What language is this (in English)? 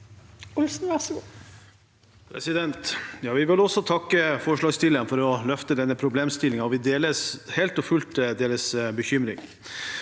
Norwegian